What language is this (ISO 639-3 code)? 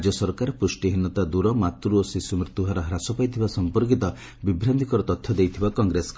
ori